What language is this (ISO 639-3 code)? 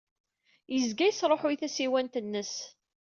kab